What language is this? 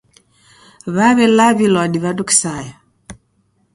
Taita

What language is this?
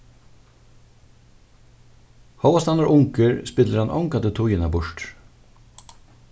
Faroese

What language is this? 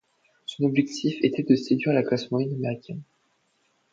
French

